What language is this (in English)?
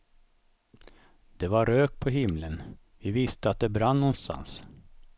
Swedish